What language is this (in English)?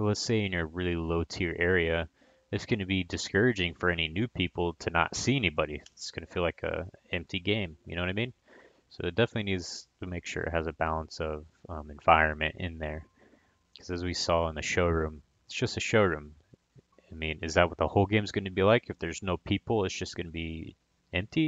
English